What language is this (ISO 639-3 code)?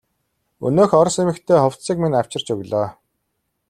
mon